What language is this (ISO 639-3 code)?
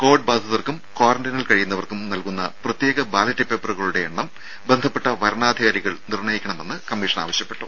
mal